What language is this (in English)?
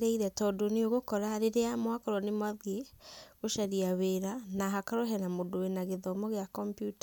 Kikuyu